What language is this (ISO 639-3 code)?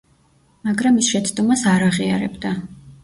kat